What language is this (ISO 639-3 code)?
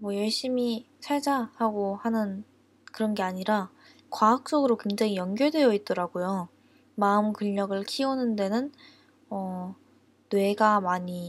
kor